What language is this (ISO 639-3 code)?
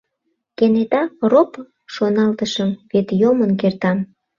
chm